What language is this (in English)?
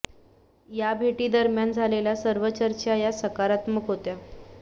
Marathi